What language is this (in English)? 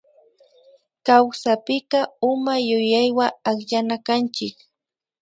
Imbabura Highland Quichua